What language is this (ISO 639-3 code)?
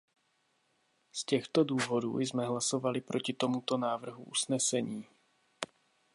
ces